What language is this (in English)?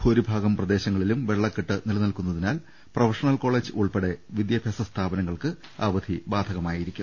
Malayalam